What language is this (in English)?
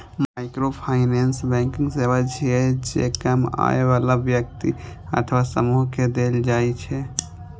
Maithili